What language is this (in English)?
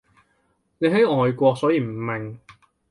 Cantonese